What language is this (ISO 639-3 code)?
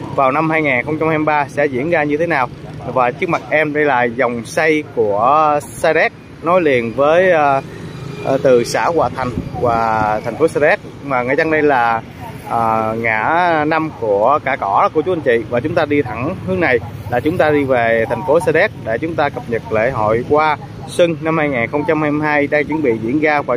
vie